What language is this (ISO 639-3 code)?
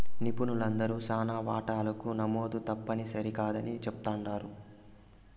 tel